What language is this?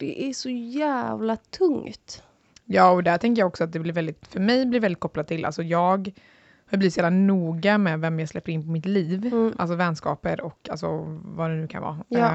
Swedish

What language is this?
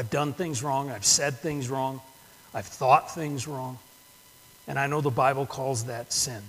English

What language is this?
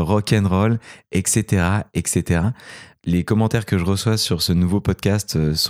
French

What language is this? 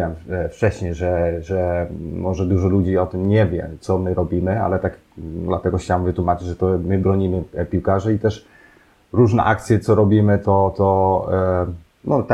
Polish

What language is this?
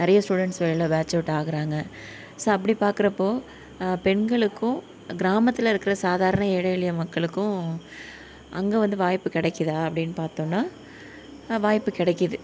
Tamil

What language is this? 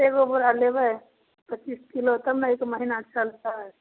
Maithili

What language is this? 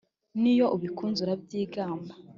Kinyarwanda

